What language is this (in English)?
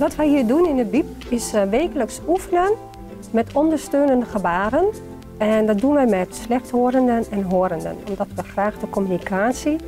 Dutch